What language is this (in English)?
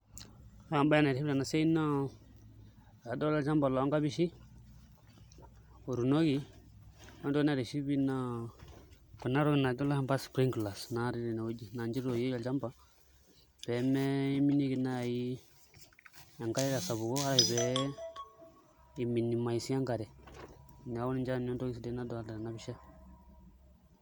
Masai